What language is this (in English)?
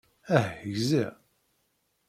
Kabyle